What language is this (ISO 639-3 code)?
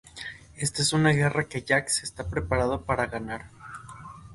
spa